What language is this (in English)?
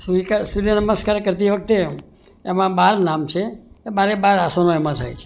Gujarati